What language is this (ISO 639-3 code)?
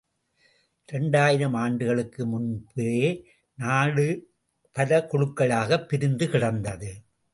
tam